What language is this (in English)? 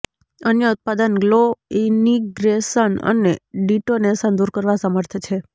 Gujarati